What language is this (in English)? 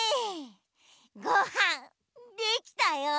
Japanese